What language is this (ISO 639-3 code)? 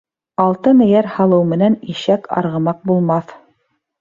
bak